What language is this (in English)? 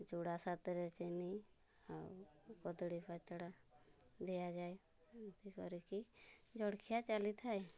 Odia